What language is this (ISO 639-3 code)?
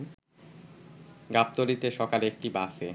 ben